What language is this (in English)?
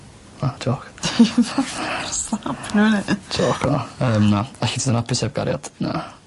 Welsh